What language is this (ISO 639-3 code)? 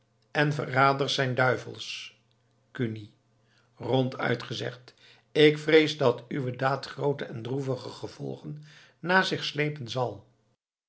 nld